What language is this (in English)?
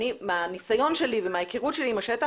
Hebrew